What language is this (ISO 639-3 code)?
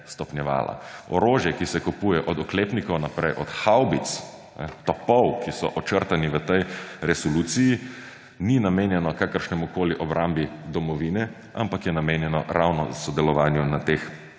slv